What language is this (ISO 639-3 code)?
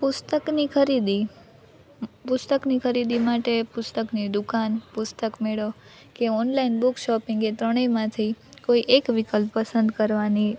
guj